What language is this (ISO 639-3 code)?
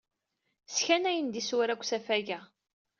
kab